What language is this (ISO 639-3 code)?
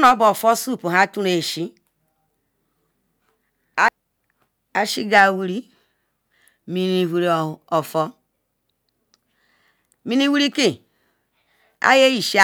ikw